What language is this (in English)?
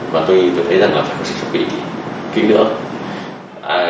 Vietnamese